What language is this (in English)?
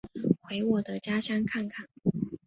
Chinese